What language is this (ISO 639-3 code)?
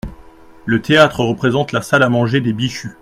fra